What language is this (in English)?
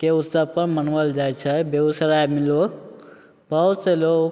Maithili